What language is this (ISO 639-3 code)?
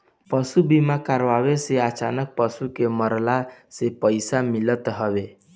bho